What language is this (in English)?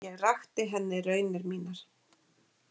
Icelandic